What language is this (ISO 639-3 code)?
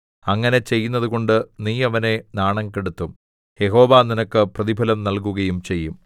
mal